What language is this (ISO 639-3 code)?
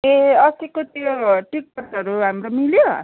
nep